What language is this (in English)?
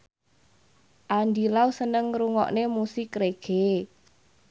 Javanese